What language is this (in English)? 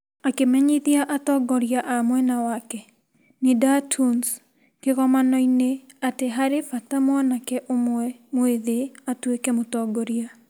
Kikuyu